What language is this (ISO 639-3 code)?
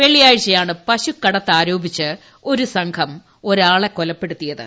mal